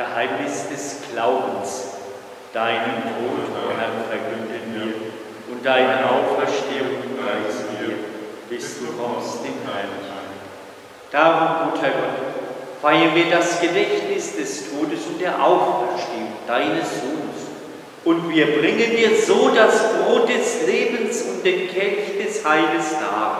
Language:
German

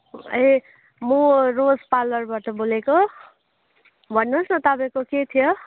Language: Nepali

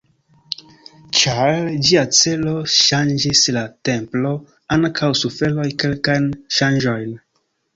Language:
Esperanto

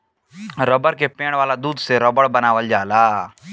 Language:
Bhojpuri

